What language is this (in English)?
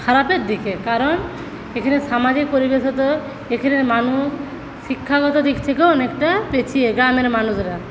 Bangla